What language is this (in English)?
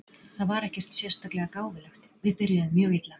Icelandic